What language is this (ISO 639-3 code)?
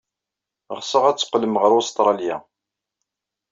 kab